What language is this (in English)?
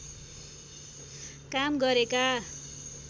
Nepali